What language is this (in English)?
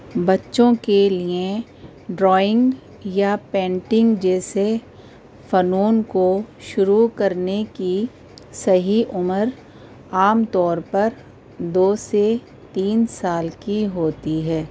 Urdu